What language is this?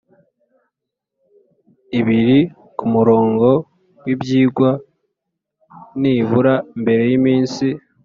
Kinyarwanda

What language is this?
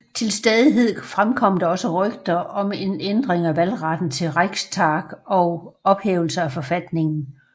Danish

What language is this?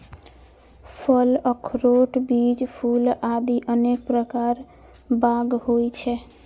Maithili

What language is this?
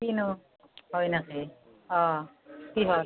Assamese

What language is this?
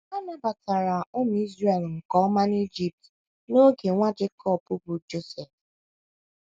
Igbo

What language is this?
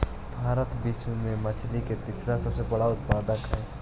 Magahi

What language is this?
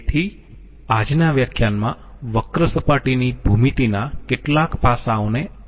Gujarati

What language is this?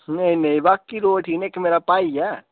Dogri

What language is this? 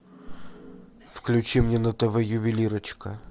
Russian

